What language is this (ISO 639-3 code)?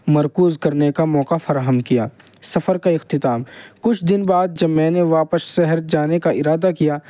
urd